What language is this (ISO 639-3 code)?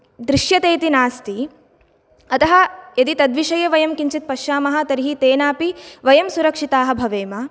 san